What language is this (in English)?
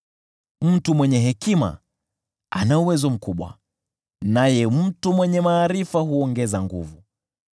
Swahili